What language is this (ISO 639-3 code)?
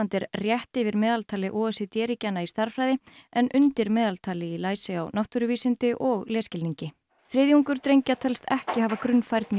isl